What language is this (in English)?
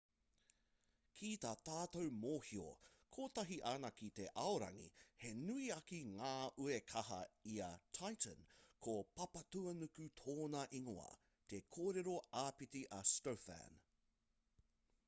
Māori